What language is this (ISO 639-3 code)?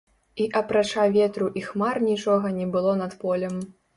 bel